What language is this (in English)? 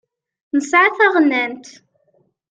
Kabyle